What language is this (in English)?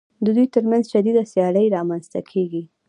Pashto